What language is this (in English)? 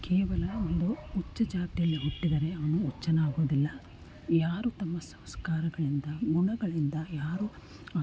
Kannada